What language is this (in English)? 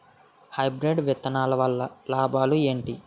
Telugu